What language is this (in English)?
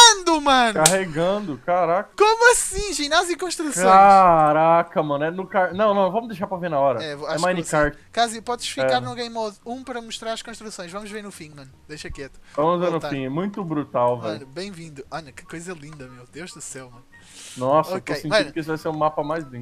Portuguese